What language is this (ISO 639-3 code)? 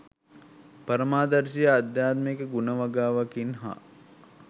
sin